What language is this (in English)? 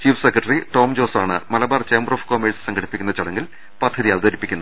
Malayalam